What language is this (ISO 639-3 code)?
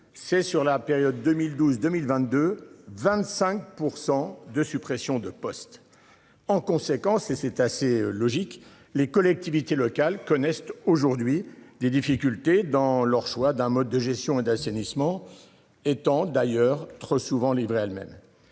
fra